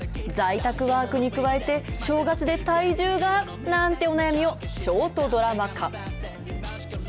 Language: Japanese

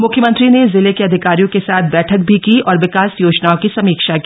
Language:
Hindi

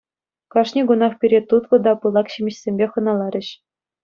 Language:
Chuvash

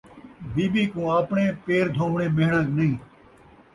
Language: Saraiki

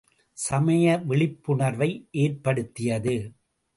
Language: Tamil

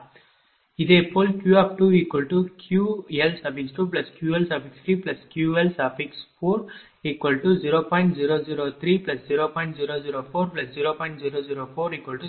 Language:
Tamil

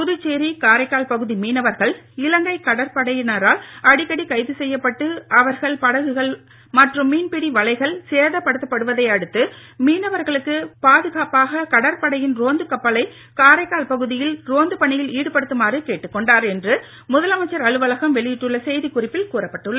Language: Tamil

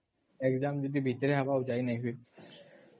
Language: Odia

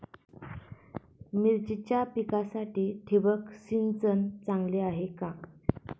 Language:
Marathi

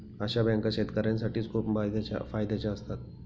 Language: Marathi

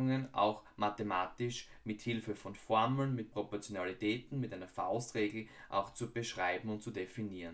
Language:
German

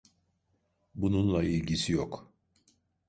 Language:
Turkish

